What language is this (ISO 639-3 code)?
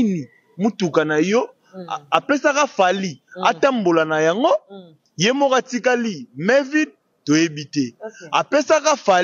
fra